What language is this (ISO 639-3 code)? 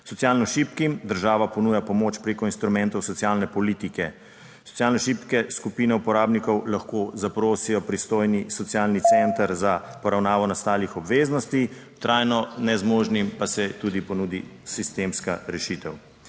slv